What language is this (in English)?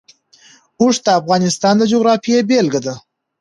Pashto